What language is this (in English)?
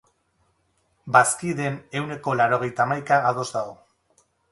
Basque